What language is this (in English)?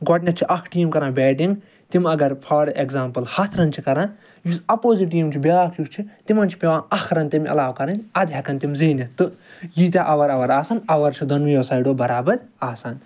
Kashmiri